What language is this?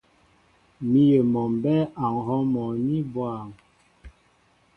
Mbo (Cameroon)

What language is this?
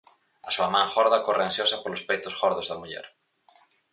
Galician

